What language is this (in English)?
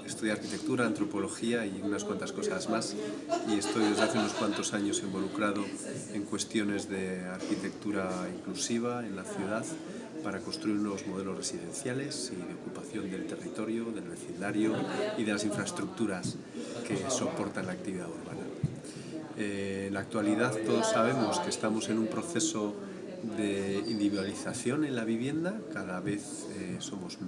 Spanish